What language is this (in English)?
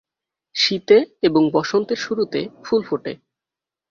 Bangla